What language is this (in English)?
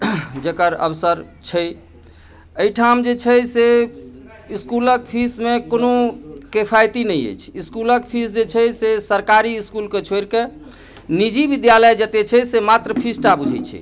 Maithili